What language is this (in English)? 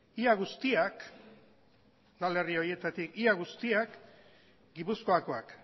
Basque